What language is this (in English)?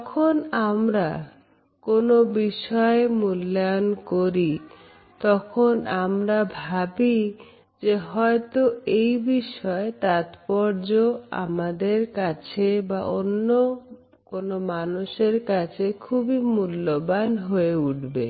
Bangla